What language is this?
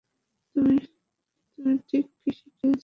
Bangla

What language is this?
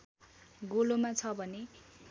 Nepali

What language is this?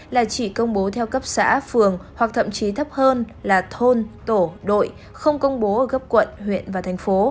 Vietnamese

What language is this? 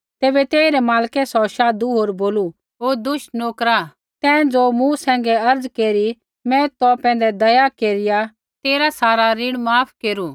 Kullu Pahari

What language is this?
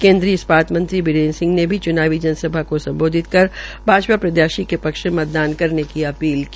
Hindi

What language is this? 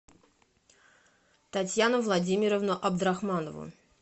Russian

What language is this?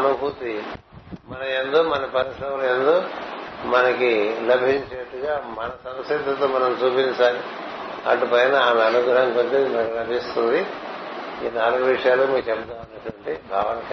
Telugu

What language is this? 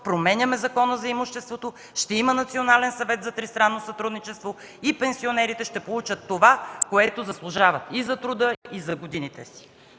Bulgarian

